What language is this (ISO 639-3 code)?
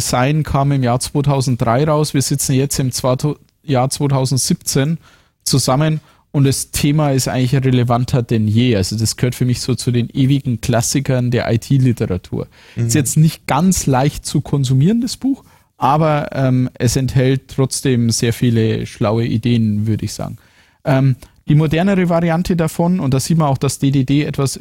deu